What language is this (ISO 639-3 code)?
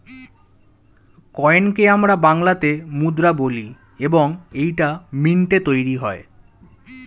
ben